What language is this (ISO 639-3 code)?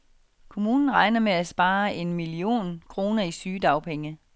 dan